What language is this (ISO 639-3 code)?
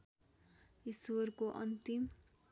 nep